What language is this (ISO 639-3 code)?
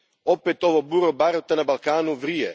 hrv